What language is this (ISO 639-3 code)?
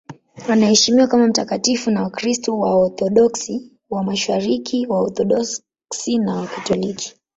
swa